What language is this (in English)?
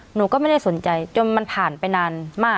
Thai